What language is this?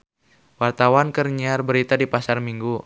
Sundanese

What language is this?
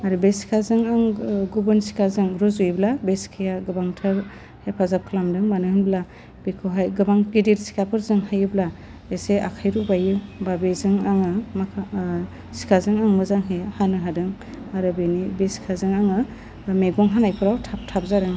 Bodo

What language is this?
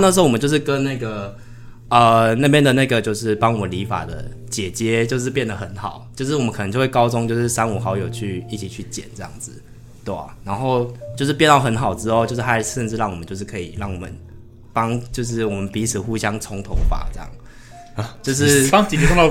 Chinese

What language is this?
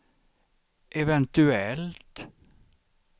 Swedish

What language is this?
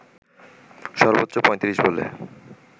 Bangla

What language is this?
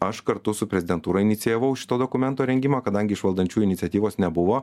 Lithuanian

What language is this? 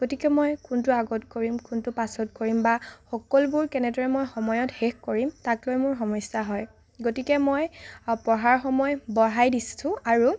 Assamese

